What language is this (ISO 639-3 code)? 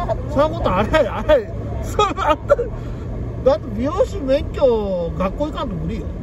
jpn